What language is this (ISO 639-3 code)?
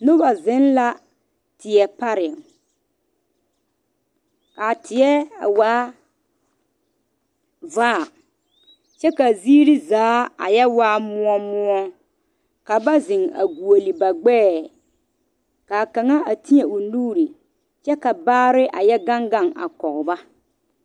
dga